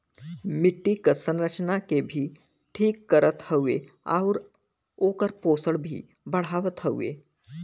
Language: Bhojpuri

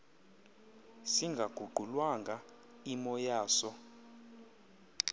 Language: Xhosa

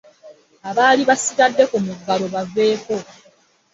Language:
Ganda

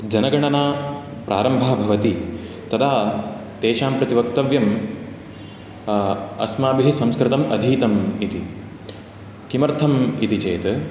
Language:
Sanskrit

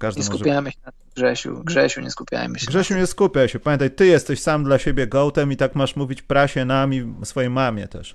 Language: Polish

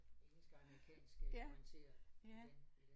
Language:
Danish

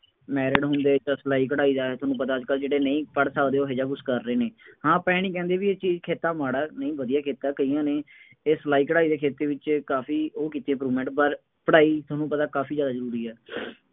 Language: Punjabi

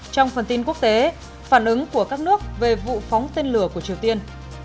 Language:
Vietnamese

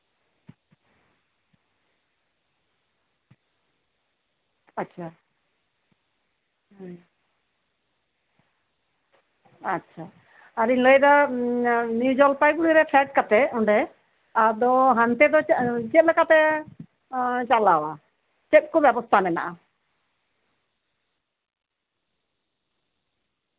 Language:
Santali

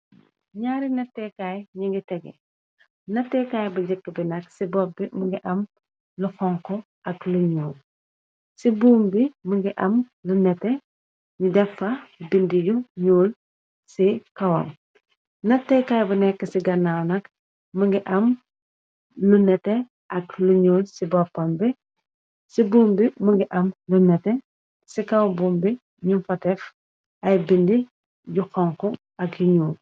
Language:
Wolof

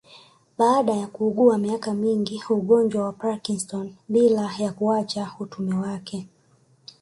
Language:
Swahili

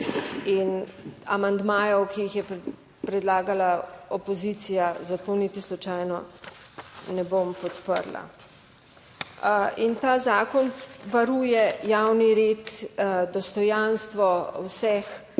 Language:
Slovenian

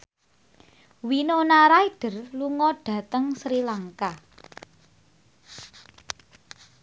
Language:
Javanese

